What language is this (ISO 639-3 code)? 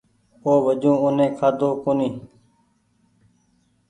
gig